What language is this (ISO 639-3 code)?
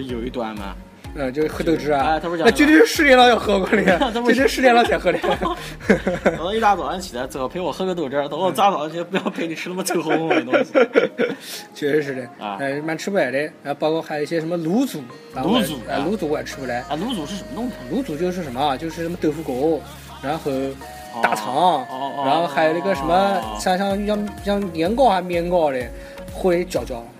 zho